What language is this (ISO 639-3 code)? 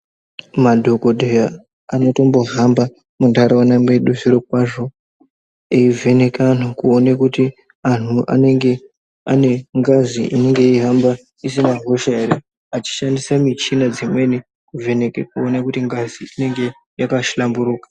ndc